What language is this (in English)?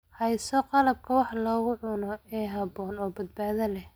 Somali